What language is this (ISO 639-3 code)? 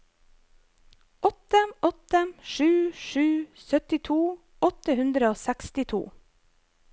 nor